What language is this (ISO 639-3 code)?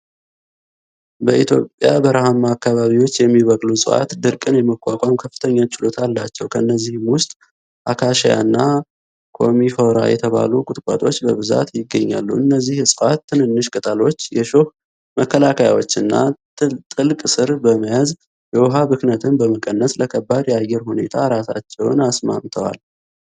amh